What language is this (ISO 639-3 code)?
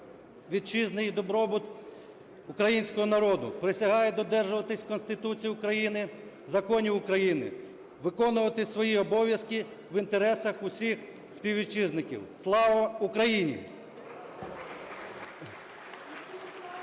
ukr